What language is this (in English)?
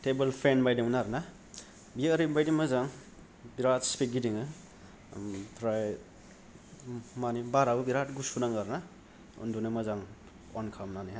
Bodo